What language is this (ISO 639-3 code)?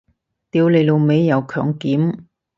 yue